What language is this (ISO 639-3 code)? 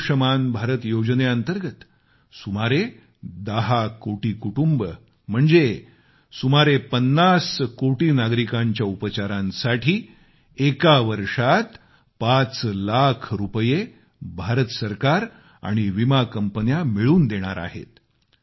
mar